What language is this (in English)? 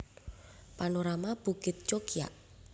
Javanese